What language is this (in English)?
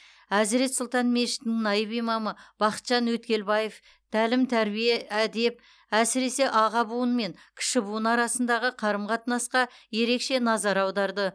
Kazakh